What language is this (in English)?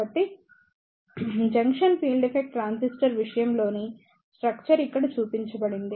Telugu